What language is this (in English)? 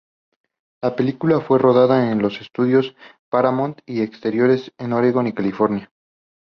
Spanish